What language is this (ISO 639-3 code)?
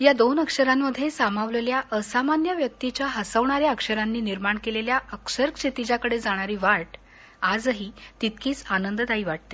mar